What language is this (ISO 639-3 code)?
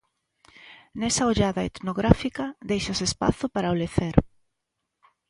glg